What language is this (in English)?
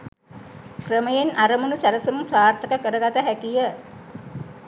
Sinhala